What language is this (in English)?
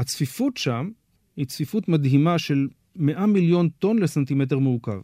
Hebrew